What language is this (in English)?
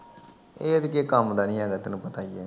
Punjabi